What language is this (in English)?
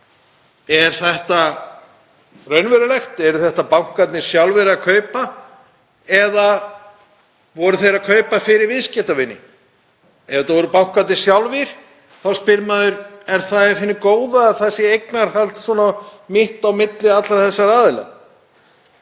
Icelandic